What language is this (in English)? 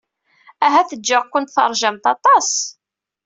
Kabyle